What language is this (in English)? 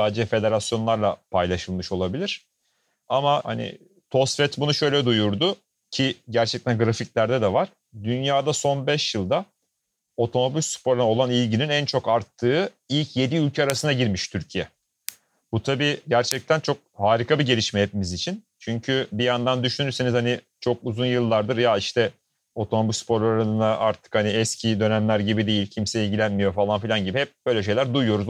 Turkish